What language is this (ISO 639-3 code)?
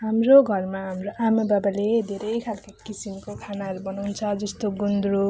nep